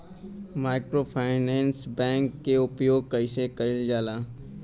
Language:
Bhojpuri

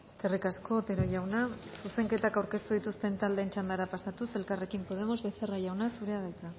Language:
Basque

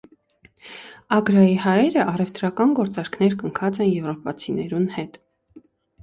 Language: Armenian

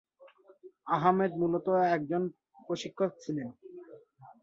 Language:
Bangla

